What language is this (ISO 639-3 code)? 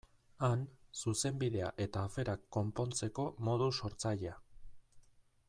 eus